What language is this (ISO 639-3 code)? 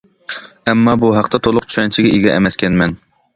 uig